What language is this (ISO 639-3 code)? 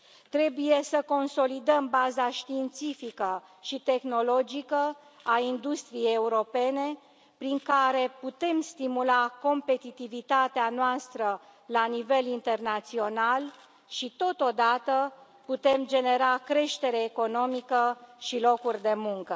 ron